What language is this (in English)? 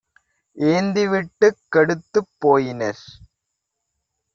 Tamil